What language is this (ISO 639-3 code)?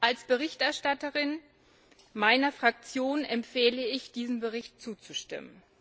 deu